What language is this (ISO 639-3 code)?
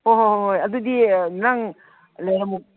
mni